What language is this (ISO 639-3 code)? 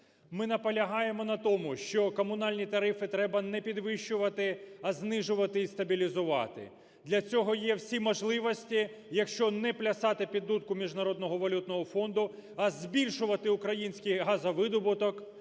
ukr